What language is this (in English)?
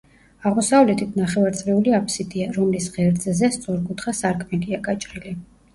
Georgian